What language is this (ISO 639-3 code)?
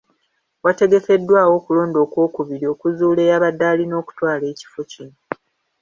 lug